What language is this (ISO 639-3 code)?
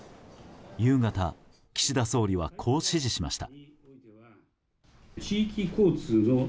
jpn